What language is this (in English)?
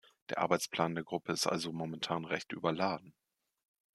German